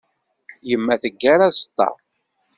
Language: Kabyle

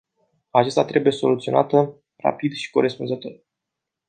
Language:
Romanian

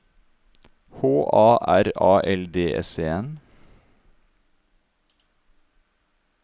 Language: Norwegian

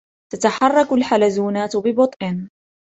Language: Arabic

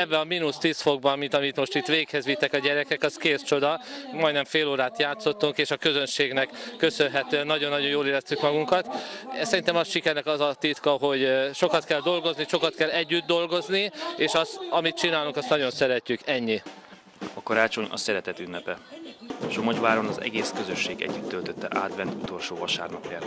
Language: Hungarian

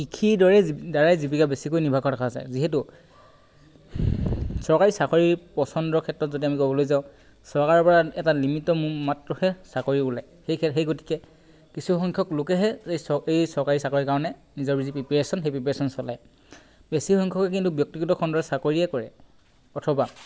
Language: Assamese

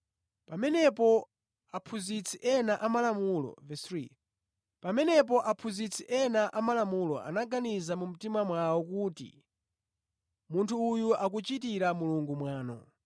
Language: Nyanja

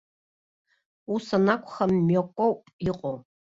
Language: Abkhazian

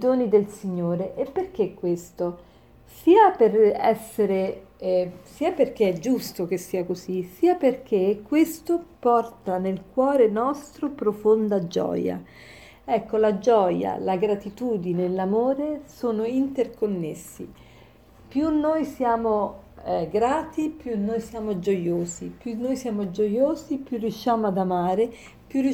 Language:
Italian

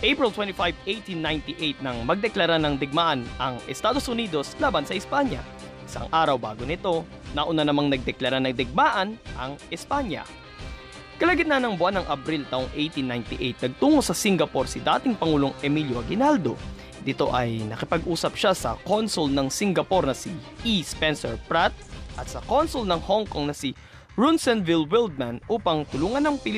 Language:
Filipino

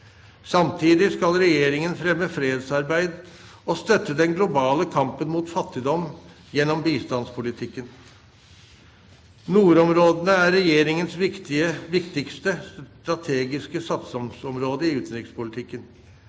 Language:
Norwegian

